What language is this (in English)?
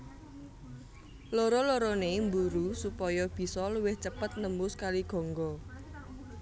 Javanese